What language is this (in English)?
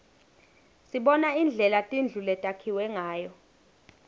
Swati